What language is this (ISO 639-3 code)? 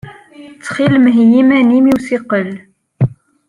kab